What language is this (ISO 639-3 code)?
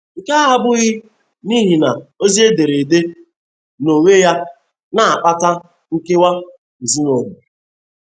ibo